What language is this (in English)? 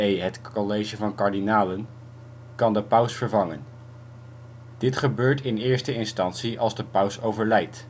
Dutch